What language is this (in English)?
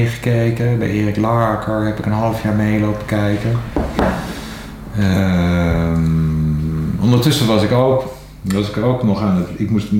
Dutch